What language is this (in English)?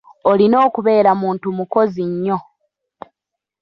Ganda